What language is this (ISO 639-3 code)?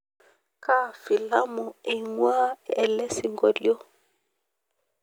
mas